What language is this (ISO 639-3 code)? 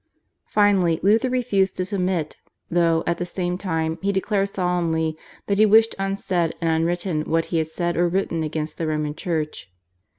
eng